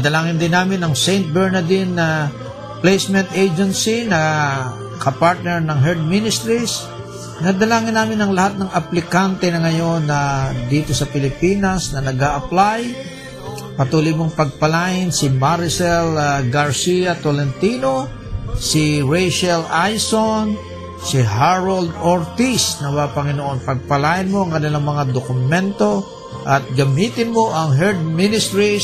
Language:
Filipino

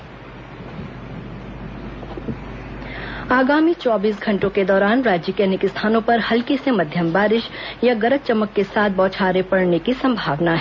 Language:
Hindi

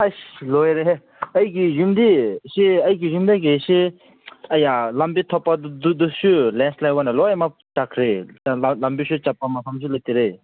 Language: Manipuri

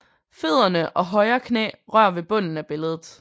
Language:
Danish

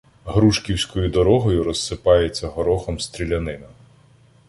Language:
Ukrainian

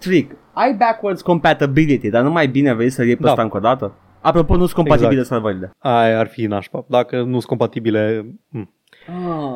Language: Romanian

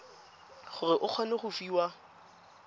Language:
Tswana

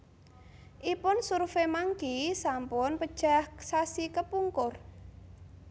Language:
Javanese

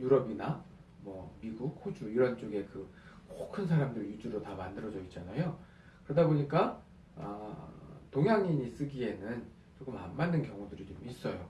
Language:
Korean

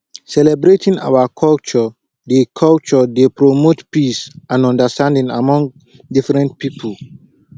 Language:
Nigerian Pidgin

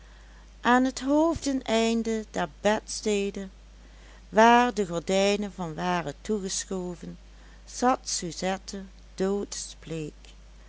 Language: Dutch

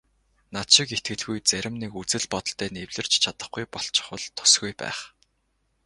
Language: Mongolian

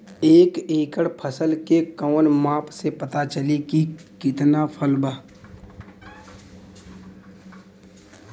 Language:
Bhojpuri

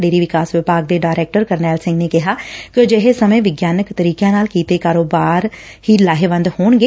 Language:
Punjabi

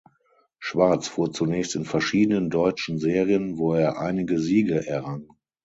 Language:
German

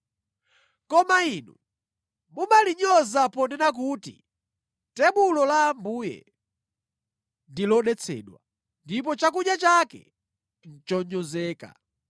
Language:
Nyanja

